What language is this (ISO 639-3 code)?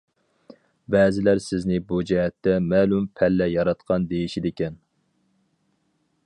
uig